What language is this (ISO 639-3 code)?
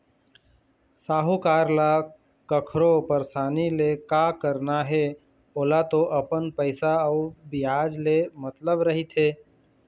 hne